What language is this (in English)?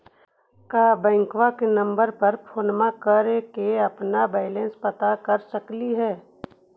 Magahi